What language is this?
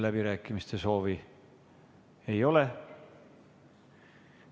Estonian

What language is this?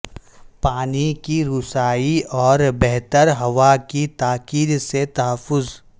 Urdu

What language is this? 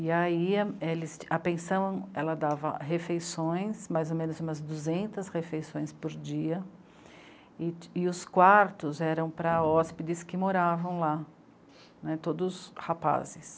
Portuguese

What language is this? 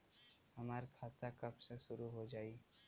Bhojpuri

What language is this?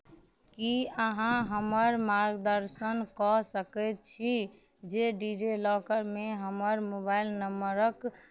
Maithili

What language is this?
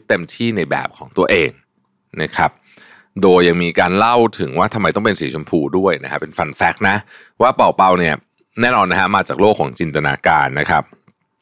Thai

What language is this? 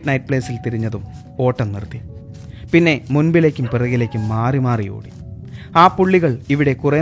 Malayalam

